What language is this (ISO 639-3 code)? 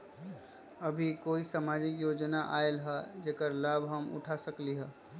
mag